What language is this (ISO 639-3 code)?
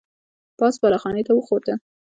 pus